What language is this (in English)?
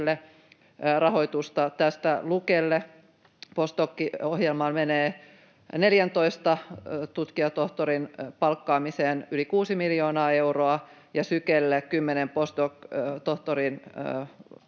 Finnish